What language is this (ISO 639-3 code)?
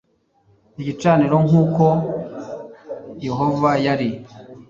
kin